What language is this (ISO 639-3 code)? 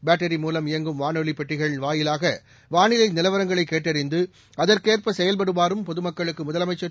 tam